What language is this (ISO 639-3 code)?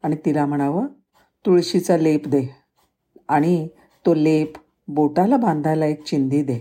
mar